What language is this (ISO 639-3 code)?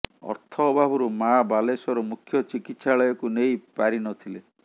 ori